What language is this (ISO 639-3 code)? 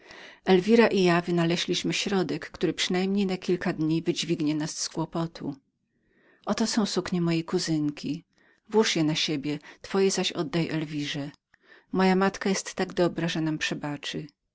pol